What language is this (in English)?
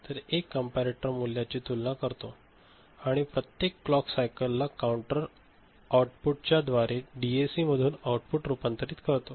Marathi